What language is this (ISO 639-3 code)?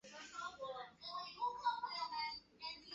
zho